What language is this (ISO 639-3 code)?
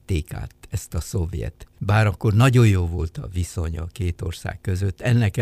hun